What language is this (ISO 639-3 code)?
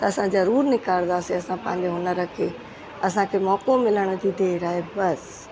snd